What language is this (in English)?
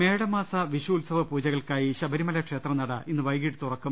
Malayalam